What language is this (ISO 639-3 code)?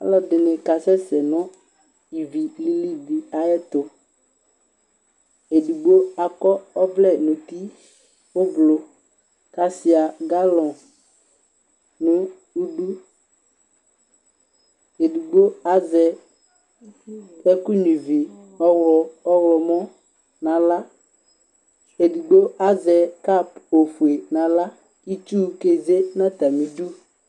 kpo